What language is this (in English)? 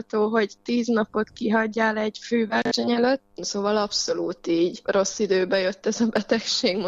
Hungarian